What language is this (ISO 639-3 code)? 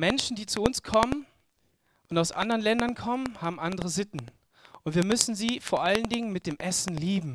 deu